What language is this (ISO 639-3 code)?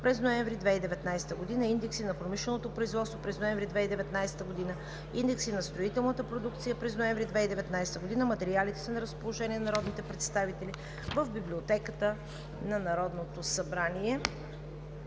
bul